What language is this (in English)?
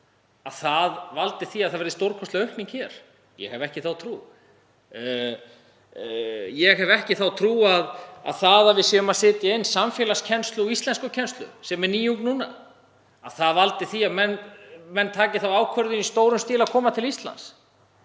Icelandic